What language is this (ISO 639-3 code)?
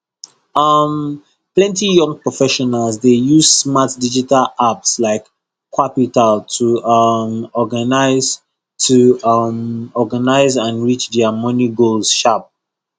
pcm